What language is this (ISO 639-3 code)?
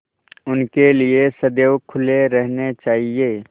hin